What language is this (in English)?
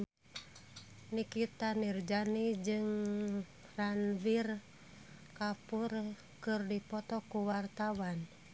Sundanese